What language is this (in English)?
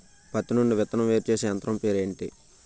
Telugu